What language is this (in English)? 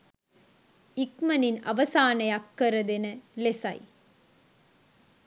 Sinhala